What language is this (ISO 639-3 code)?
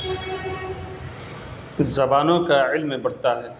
urd